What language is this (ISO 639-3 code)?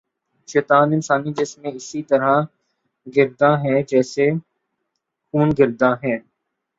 urd